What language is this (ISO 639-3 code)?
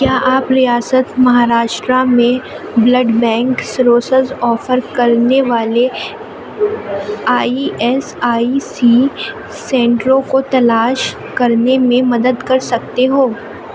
urd